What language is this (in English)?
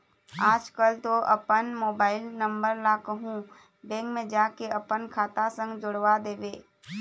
Chhattisgarhi